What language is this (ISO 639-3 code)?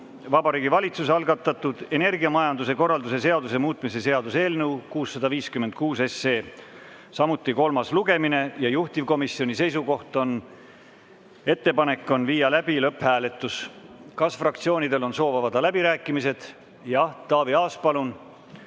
est